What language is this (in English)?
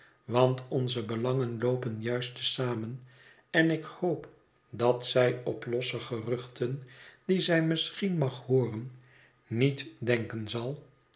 Dutch